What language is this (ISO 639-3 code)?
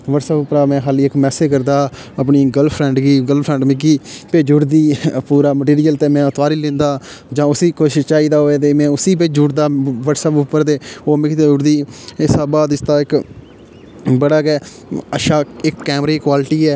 doi